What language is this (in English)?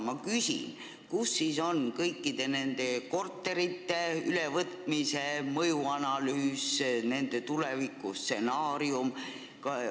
Estonian